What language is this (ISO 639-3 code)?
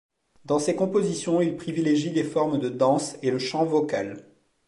fra